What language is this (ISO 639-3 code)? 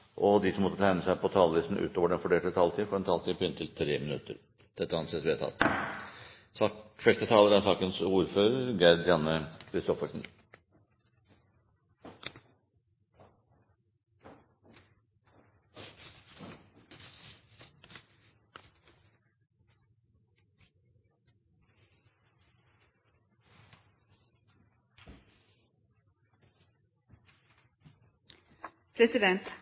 nob